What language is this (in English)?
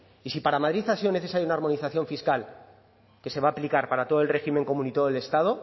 Spanish